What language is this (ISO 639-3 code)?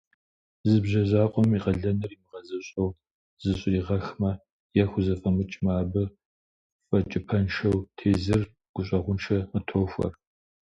kbd